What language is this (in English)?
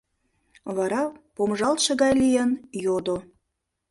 Mari